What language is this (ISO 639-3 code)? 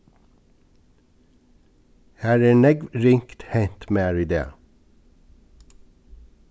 fao